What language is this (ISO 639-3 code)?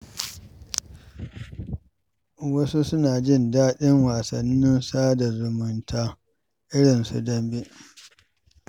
hau